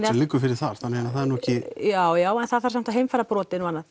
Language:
Icelandic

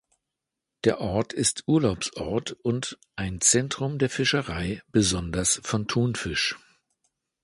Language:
German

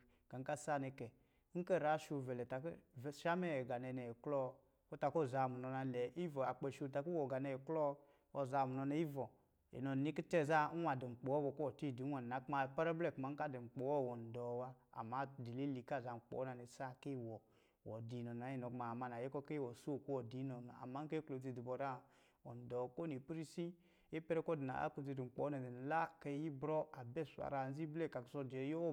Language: Lijili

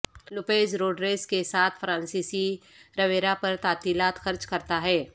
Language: Urdu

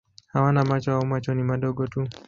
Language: Swahili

